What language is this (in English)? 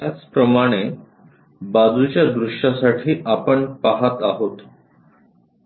Marathi